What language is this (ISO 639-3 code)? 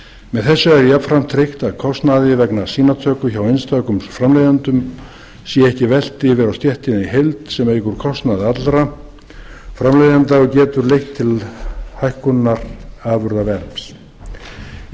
isl